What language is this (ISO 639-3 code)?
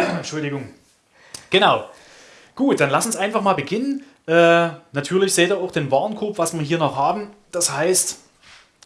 deu